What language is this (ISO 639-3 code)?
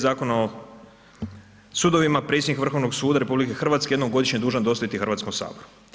hrv